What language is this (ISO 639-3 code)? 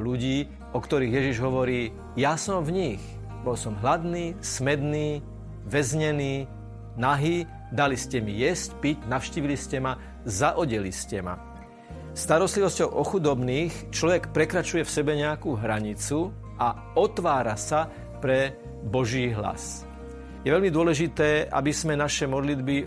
slk